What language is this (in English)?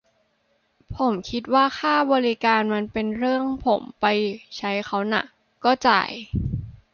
Thai